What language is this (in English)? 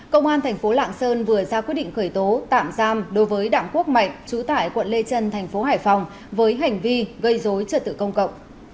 Vietnamese